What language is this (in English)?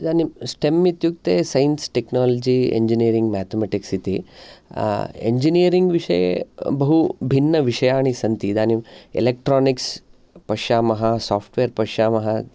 Sanskrit